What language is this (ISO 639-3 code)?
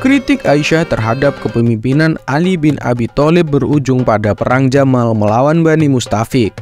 ind